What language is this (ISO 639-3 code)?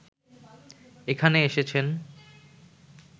ben